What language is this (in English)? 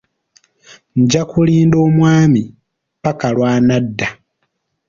Ganda